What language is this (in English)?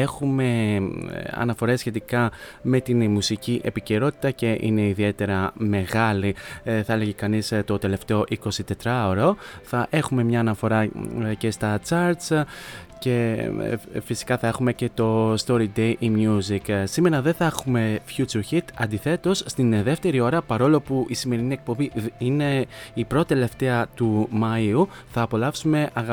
Greek